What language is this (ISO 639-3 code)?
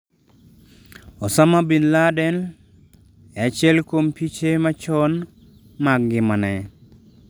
luo